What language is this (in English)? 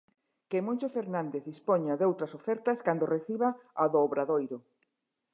Galician